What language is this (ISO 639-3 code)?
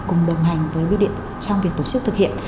vie